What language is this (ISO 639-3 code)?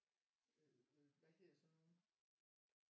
dan